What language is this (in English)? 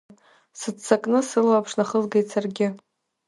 Abkhazian